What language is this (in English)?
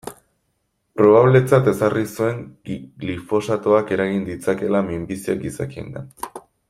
Basque